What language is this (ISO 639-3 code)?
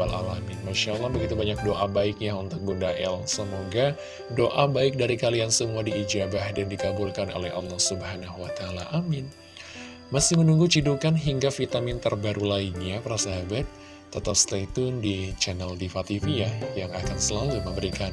ind